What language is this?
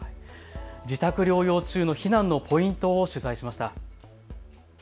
Japanese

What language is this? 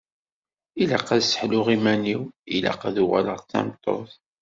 Kabyle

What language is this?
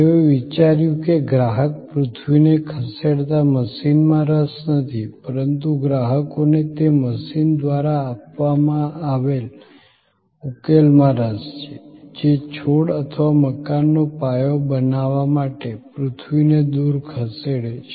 Gujarati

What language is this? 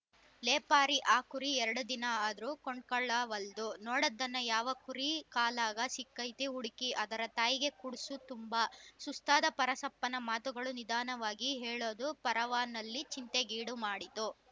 Kannada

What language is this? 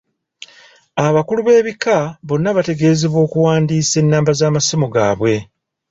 Ganda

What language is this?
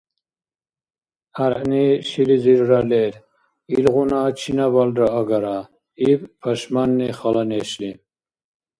Dargwa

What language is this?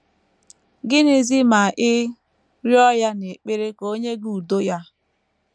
Igbo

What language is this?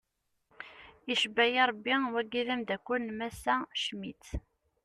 Kabyle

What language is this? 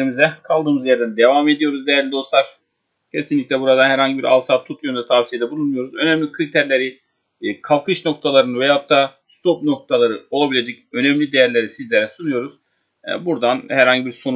Turkish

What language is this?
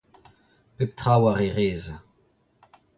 Breton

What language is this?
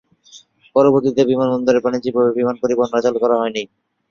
Bangla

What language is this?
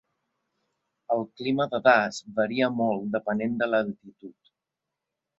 Catalan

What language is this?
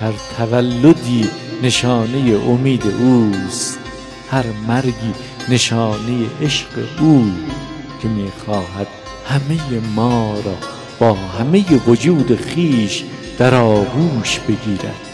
Persian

